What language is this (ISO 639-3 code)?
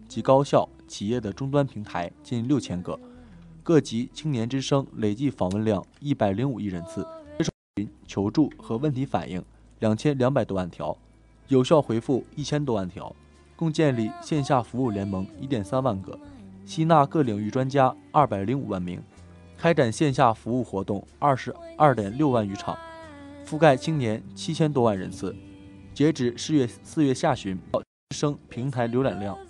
zho